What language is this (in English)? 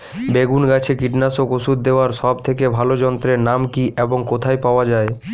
Bangla